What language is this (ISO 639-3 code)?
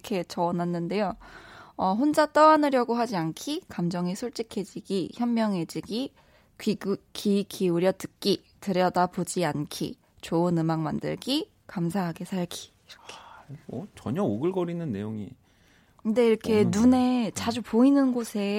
kor